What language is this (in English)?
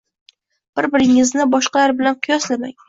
Uzbek